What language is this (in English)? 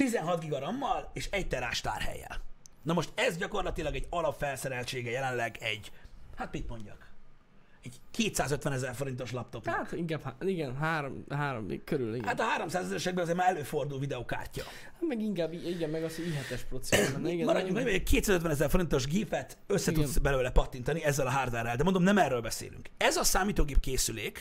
Hungarian